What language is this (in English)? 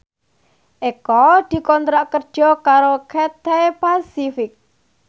Javanese